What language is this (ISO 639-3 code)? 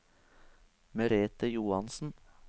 nor